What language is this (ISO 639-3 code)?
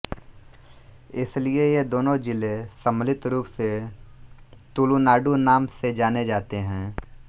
hin